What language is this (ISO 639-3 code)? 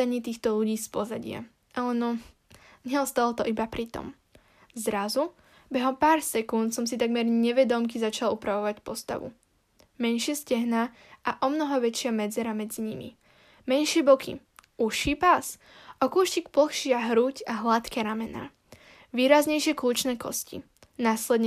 slk